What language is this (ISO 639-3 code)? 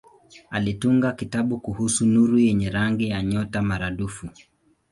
swa